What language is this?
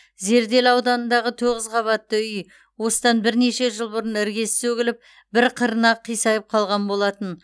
Kazakh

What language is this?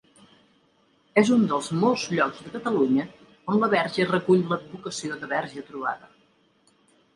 Catalan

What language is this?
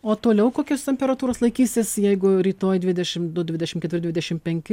Lithuanian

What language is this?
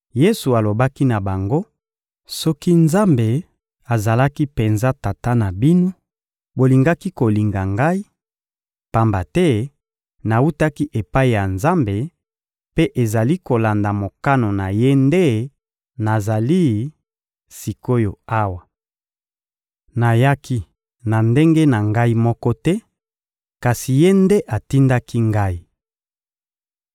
Lingala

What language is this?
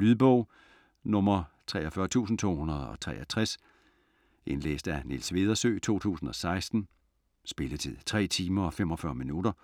Danish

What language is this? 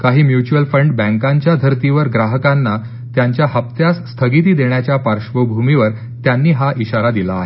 Marathi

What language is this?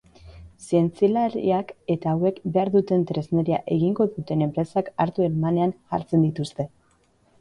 Basque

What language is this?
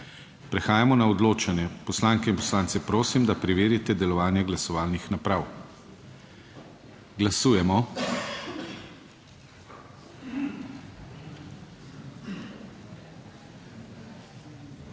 Slovenian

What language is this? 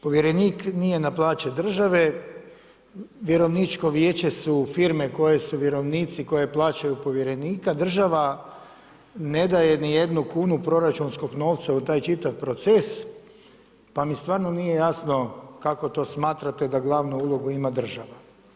Croatian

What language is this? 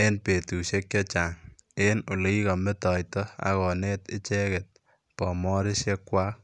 Kalenjin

